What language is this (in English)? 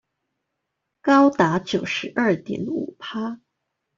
Chinese